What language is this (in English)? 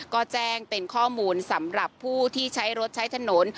Thai